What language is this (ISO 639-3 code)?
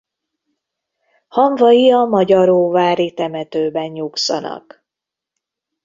hun